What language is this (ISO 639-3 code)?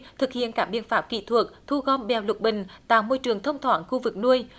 vie